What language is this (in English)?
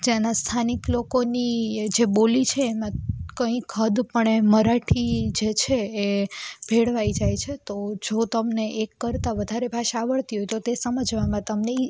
Gujarati